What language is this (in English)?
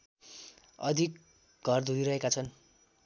Nepali